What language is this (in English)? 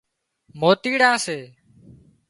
Wadiyara Koli